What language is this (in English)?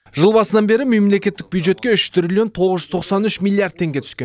Kazakh